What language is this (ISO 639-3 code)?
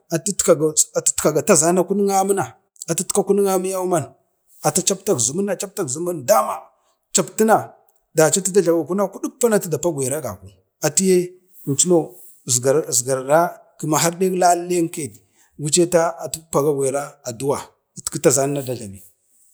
bde